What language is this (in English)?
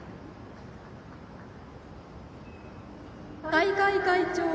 Japanese